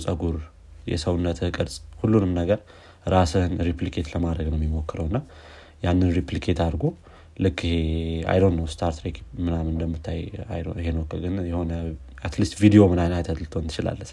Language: Amharic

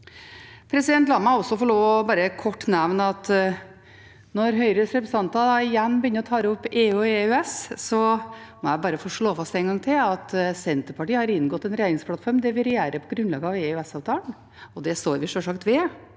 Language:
Norwegian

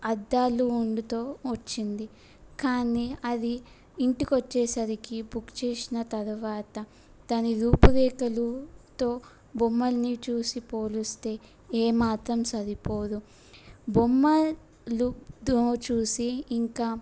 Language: Telugu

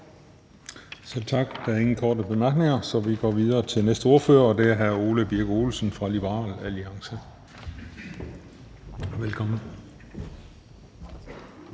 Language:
Danish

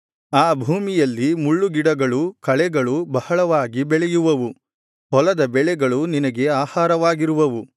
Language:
Kannada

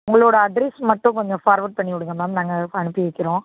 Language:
Tamil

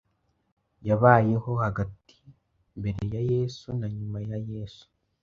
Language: Kinyarwanda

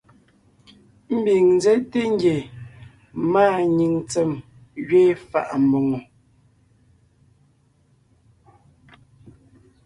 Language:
Ngiemboon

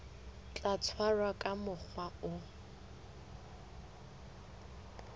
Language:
Southern Sotho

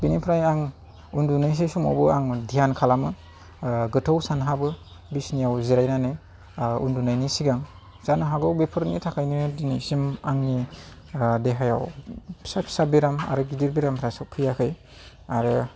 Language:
Bodo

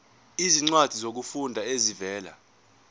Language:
Zulu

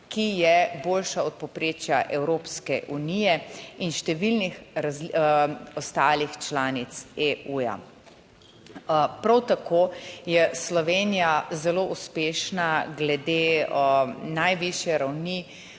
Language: Slovenian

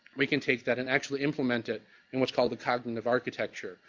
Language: English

